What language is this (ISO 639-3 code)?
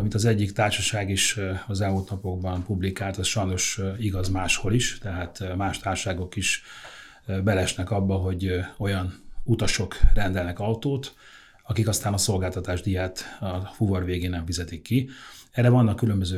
hun